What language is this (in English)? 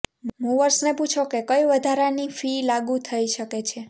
Gujarati